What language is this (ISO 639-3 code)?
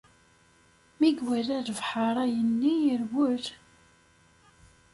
kab